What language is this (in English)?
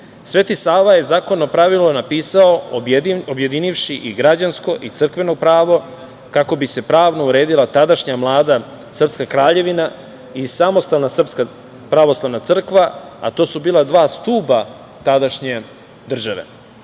Serbian